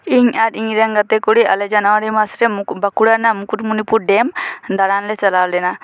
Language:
Santali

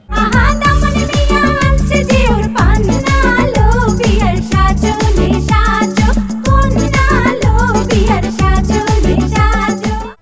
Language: Bangla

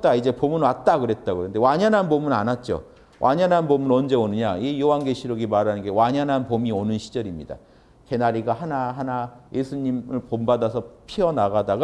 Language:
Korean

